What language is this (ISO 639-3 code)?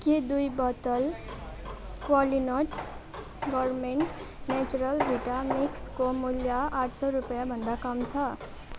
nep